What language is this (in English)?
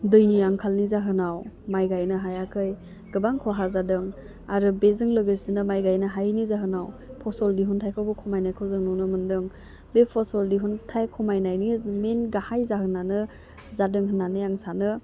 Bodo